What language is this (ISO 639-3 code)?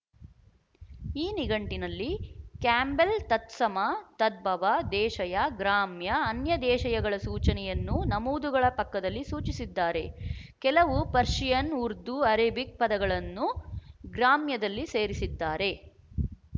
kan